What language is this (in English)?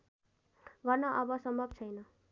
Nepali